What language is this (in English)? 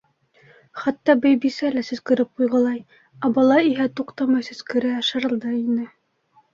Bashkir